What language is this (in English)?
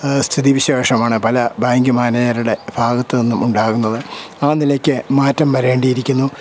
Malayalam